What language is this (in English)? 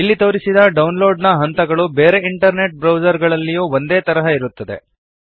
Kannada